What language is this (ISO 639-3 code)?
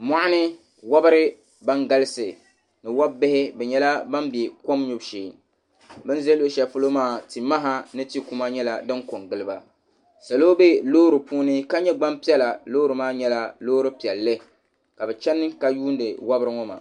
dag